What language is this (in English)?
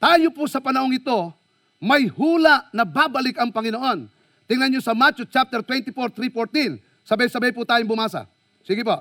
Filipino